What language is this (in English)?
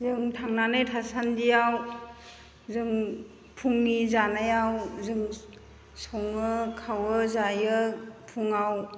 Bodo